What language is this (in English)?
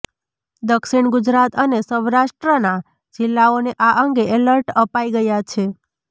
Gujarati